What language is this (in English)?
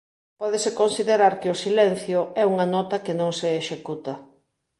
Galician